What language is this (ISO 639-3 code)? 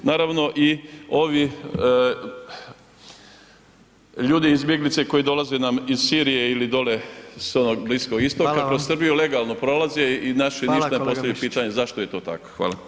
hrv